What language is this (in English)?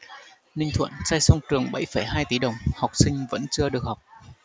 Vietnamese